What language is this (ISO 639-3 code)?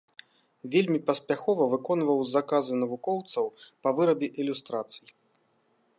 bel